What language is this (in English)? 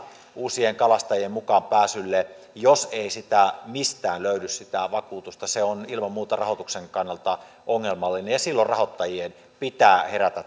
Finnish